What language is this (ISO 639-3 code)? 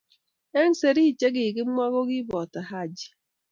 kln